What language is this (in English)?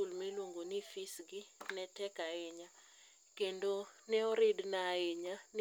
Luo (Kenya and Tanzania)